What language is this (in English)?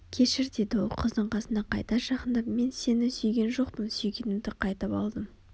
Kazakh